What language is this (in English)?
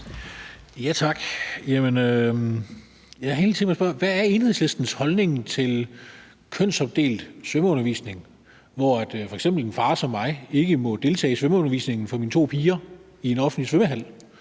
Danish